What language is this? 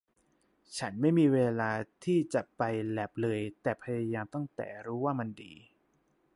Thai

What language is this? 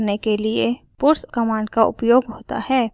Hindi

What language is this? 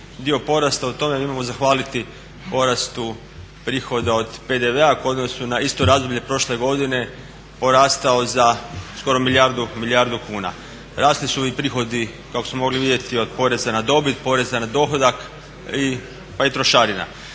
Croatian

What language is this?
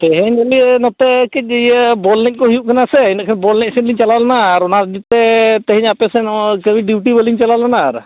Santali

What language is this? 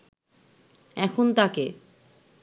Bangla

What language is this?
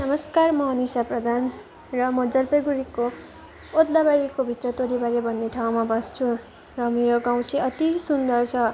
Nepali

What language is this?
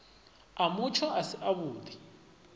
Venda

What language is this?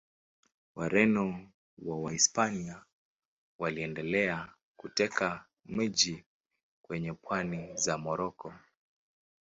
Swahili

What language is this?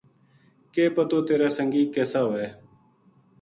Gujari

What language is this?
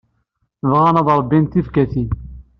Kabyle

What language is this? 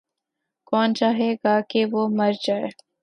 Urdu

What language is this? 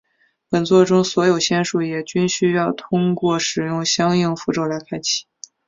Chinese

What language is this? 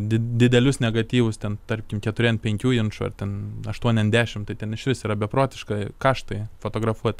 Lithuanian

